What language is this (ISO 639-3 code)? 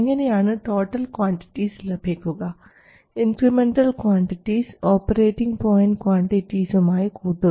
mal